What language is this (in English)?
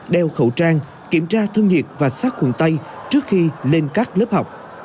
Vietnamese